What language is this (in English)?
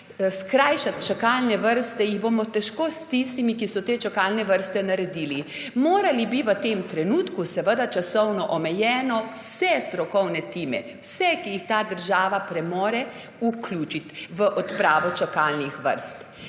Slovenian